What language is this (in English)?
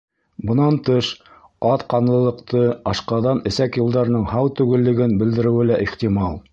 Bashkir